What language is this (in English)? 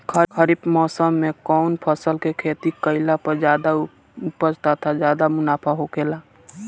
Bhojpuri